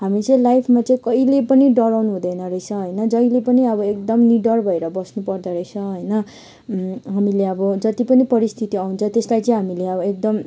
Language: Nepali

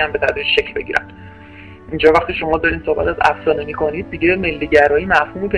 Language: Persian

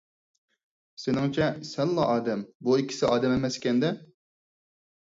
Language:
Uyghur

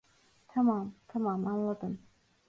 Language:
Turkish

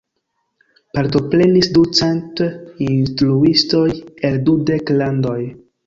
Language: Esperanto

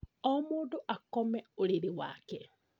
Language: Kikuyu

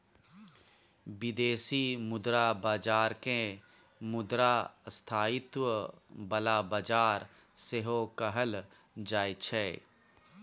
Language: Maithili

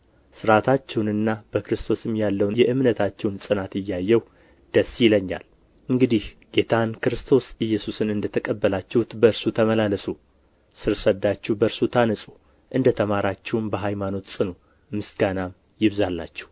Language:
Amharic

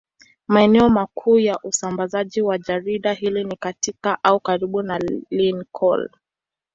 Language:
Swahili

